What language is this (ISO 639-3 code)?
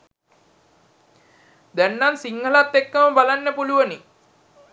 sin